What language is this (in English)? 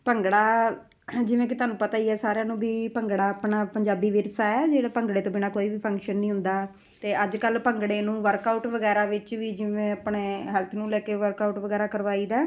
Punjabi